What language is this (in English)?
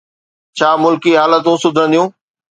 Sindhi